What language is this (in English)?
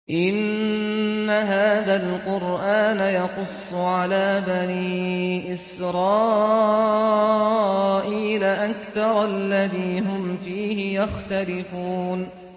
Arabic